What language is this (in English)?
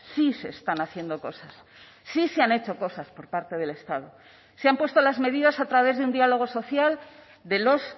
Spanish